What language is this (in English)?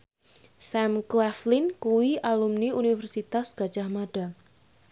Javanese